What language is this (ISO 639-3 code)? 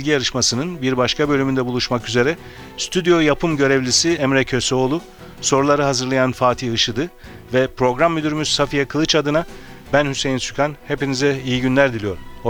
tur